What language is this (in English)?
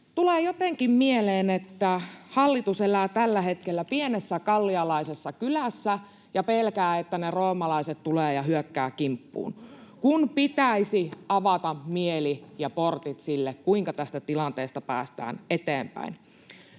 Finnish